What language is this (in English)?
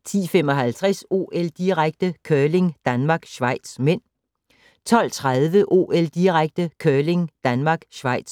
Danish